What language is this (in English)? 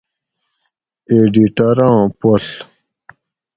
Gawri